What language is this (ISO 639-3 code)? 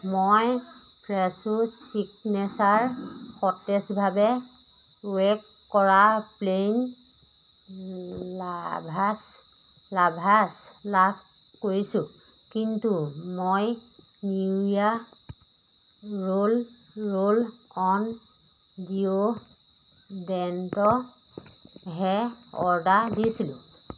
asm